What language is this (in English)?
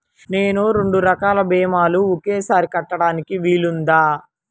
Telugu